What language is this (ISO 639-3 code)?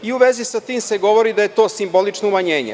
srp